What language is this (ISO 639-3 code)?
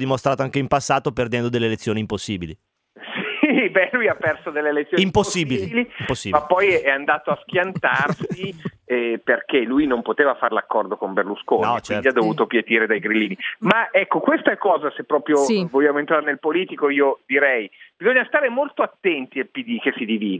ita